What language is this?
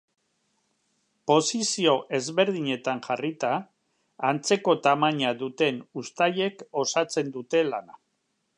Basque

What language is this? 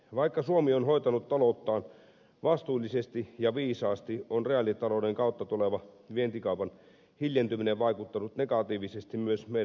Finnish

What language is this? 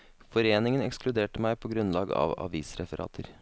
Norwegian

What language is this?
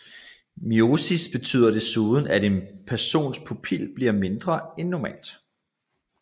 Danish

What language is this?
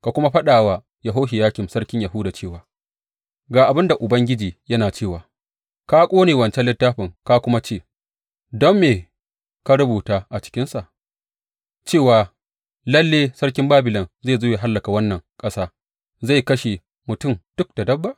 Hausa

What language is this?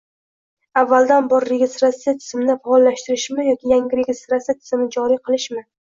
Uzbek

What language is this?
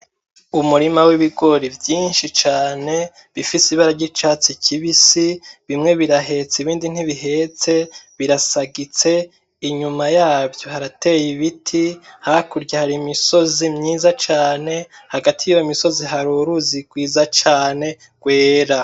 Rundi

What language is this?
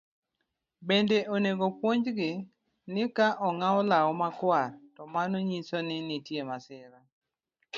Luo (Kenya and Tanzania)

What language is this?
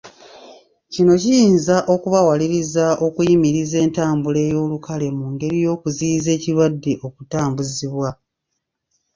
Ganda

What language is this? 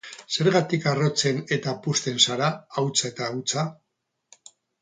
Basque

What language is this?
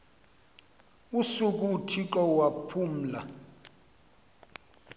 Xhosa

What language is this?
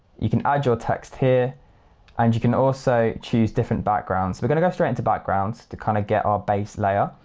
English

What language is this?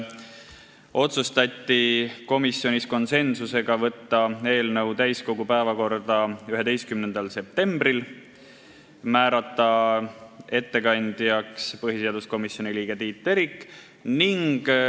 Estonian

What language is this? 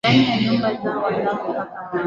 Swahili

